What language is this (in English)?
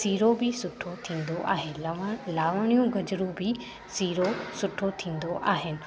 Sindhi